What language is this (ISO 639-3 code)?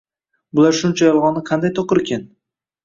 uzb